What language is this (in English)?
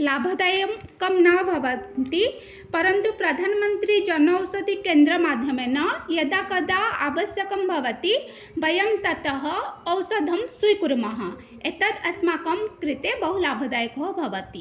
Sanskrit